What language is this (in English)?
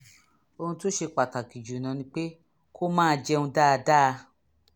Yoruba